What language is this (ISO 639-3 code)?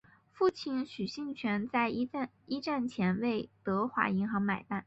zho